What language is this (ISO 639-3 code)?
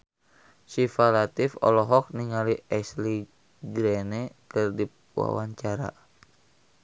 sun